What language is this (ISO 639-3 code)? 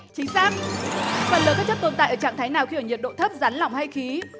vie